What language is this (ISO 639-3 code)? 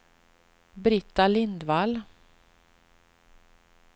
swe